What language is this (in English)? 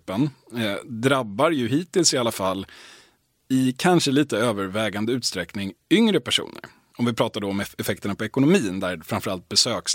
Swedish